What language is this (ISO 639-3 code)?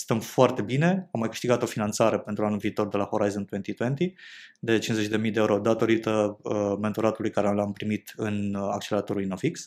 ron